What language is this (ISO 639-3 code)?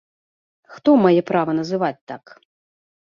bel